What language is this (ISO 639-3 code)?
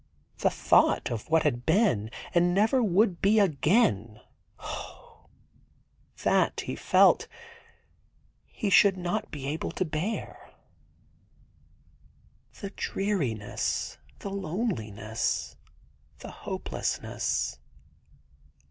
eng